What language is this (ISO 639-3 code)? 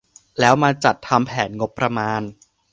tha